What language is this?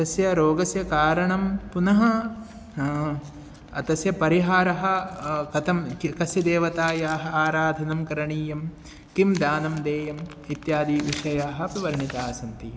Sanskrit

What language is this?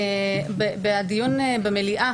Hebrew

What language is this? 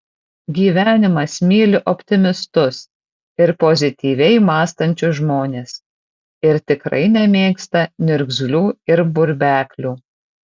Lithuanian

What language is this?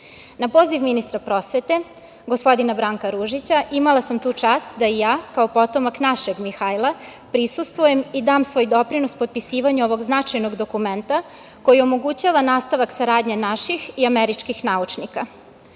Serbian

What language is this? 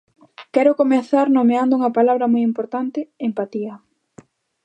Galician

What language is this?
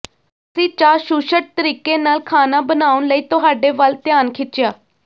Punjabi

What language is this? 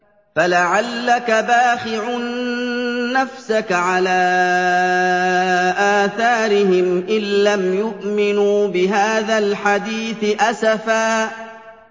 Arabic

